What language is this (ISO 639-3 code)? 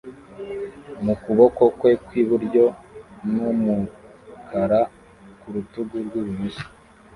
kin